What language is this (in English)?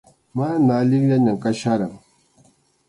Arequipa-La Unión Quechua